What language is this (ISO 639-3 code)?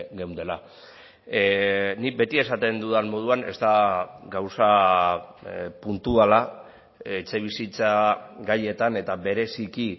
eus